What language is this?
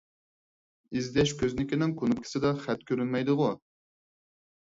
Uyghur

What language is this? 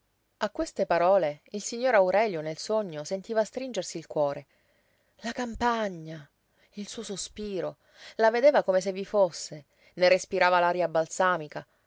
Italian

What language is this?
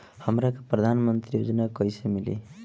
Bhojpuri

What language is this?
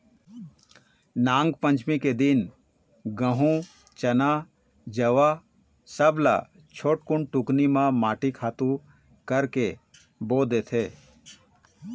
Chhattisgarhi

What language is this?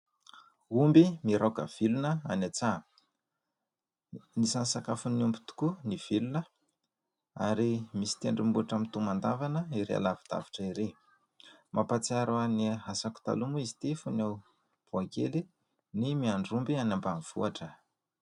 Malagasy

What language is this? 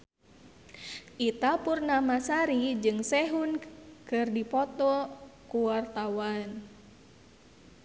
Sundanese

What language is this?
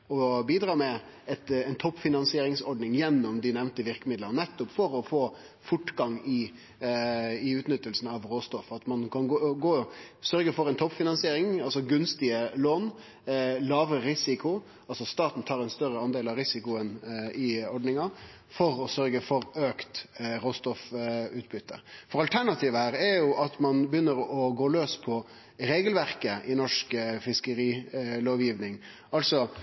Norwegian Nynorsk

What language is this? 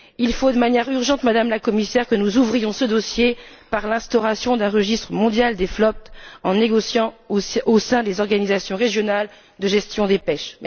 French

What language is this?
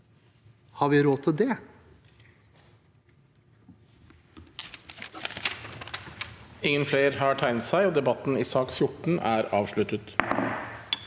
Norwegian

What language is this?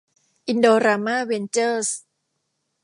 Thai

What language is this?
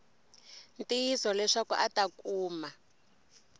Tsonga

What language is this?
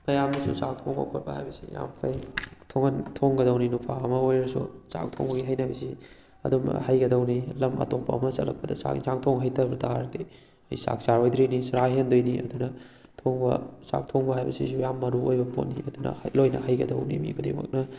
Manipuri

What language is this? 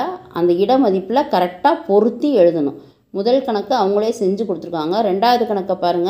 Tamil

